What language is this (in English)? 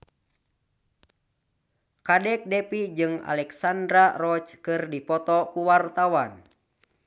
Sundanese